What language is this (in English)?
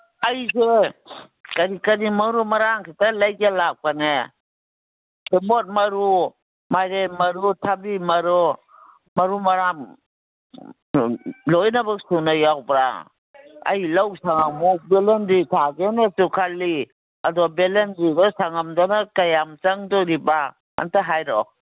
Manipuri